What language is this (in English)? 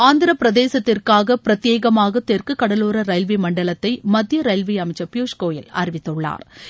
Tamil